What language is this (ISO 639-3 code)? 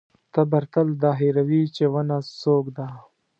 pus